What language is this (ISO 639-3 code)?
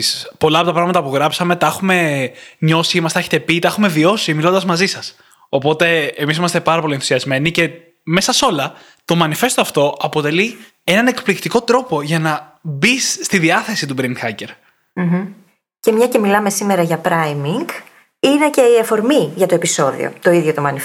ell